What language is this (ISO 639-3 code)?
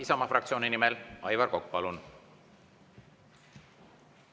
est